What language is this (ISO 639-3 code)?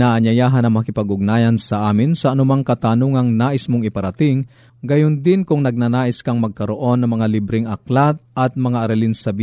fil